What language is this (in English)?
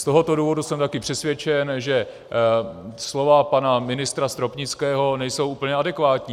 Czech